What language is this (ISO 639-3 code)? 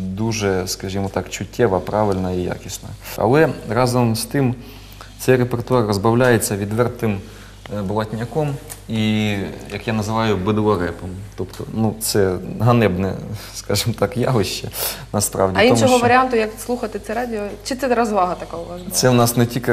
ukr